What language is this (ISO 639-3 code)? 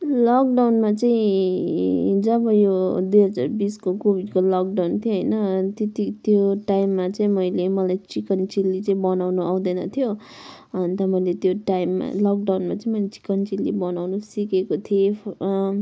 nep